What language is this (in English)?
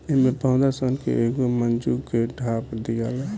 Bhojpuri